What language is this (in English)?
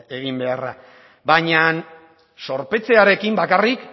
Basque